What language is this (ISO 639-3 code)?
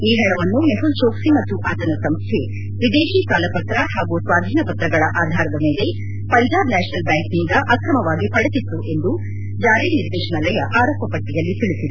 kan